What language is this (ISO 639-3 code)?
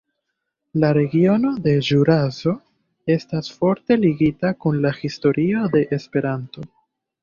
epo